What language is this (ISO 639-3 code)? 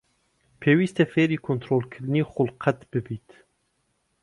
ckb